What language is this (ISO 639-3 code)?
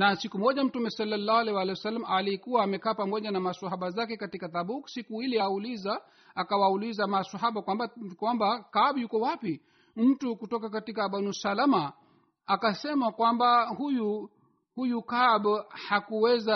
swa